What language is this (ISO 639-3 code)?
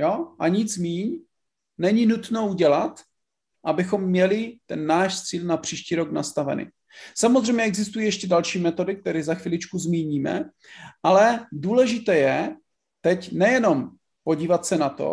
ces